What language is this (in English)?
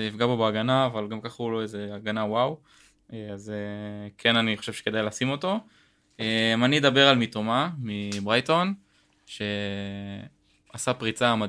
Hebrew